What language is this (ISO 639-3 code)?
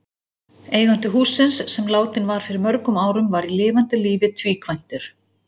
isl